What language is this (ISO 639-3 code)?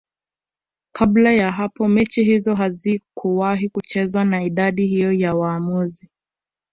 swa